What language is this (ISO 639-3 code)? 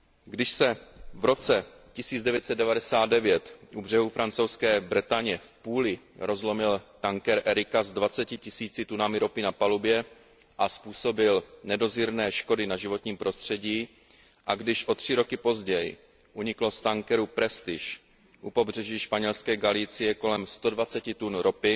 ces